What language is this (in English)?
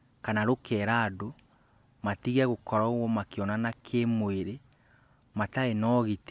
Kikuyu